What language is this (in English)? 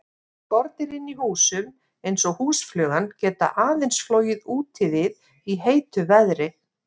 Icelandic